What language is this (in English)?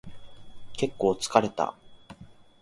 Japanese